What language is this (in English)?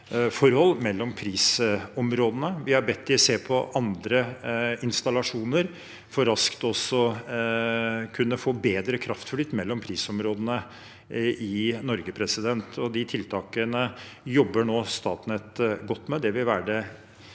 Norwegian